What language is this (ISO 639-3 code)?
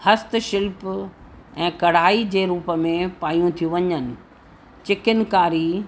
snd